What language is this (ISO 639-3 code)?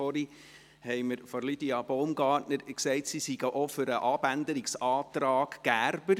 gsw